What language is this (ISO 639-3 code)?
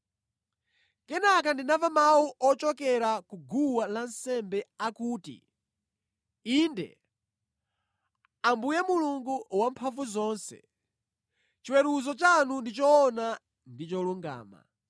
nya